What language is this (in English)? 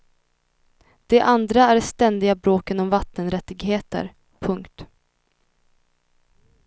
Swedish